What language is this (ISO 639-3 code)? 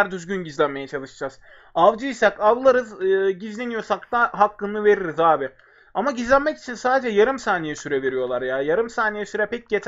tur